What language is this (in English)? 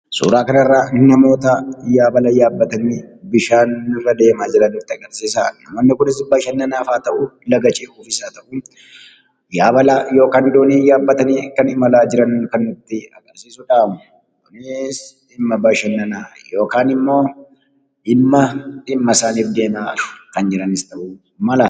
Oromo